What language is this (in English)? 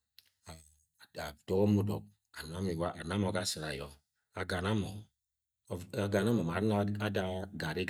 Agwagwune